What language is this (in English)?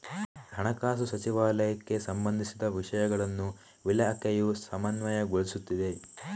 Kannada